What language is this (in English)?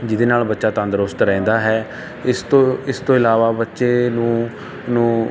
Punjabi